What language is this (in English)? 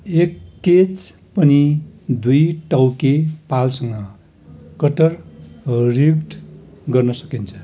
Nepali